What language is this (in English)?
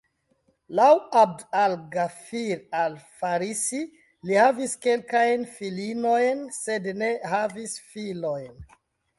Esperanto